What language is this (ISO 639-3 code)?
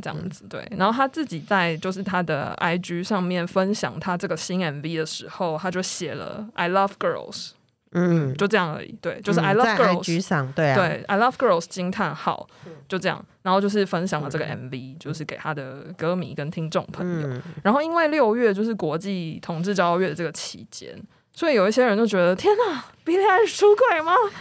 zho